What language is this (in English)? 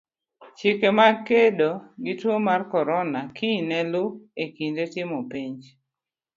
Luo (Kenya and Tanzania)